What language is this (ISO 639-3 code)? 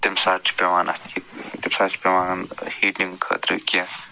kas